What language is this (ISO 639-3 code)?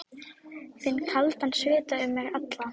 isl